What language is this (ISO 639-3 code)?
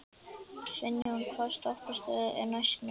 isl